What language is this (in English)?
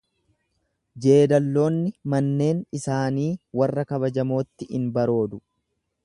Oromo